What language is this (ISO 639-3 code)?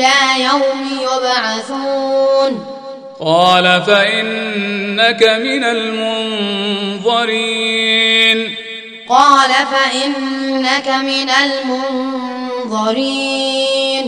ara